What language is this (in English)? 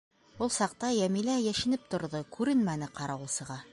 Bashkir